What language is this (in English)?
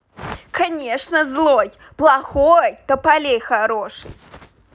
Russian